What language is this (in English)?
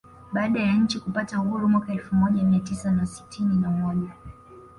Swahili